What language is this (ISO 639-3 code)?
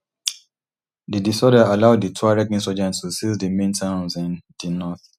pcm